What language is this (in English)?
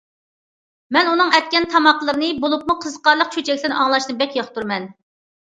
Uyghur